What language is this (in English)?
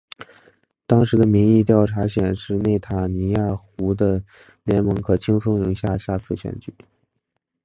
Chinese